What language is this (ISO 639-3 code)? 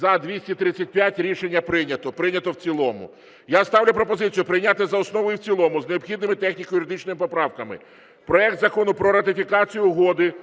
ukr